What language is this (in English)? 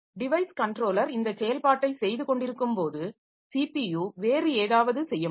Tamil